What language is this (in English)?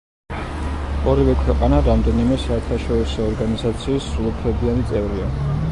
Georgian